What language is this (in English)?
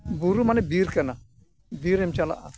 Santali